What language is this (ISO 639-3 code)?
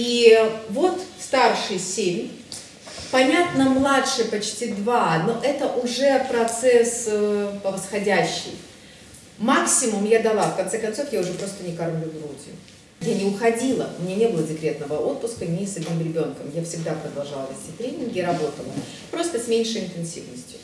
rus